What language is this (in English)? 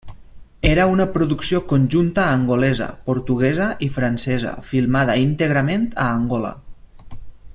Catalan